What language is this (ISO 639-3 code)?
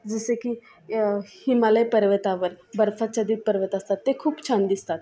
mar